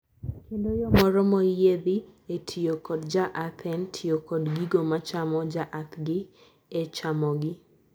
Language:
Luo (Kenya and Tanzania)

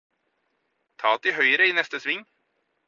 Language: Norwegian Bokmål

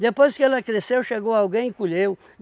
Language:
Portuguese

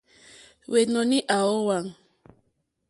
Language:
Mokpwe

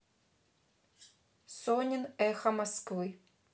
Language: Russian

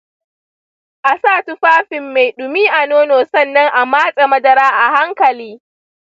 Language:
Hausa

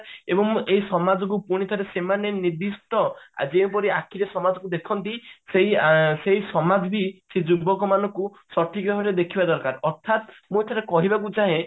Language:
Odia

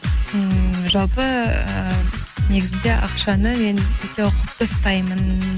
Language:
Kazakh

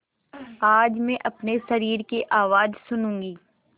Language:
Hindi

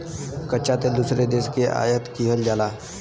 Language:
Bhojpuri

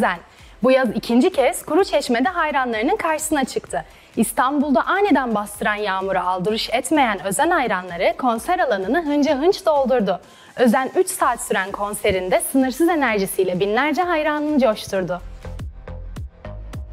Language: Turkish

